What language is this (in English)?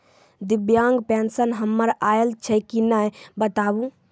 Maithili